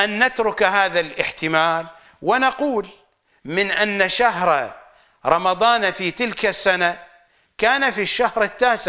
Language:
Arabic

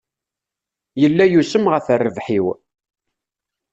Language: Kabyle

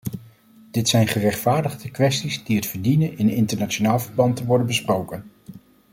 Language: Dutch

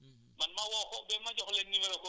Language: Wolof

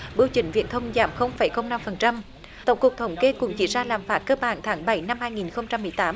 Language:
Vietnamese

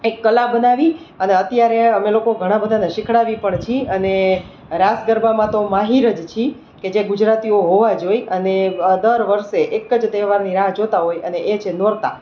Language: Gujarati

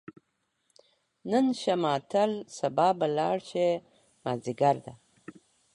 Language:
Pashto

